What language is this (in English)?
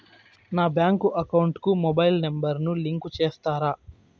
Telugu